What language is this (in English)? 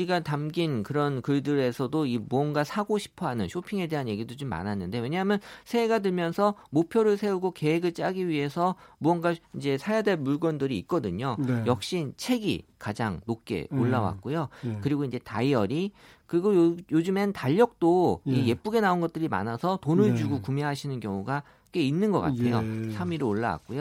Korean